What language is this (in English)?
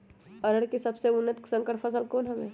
Magahi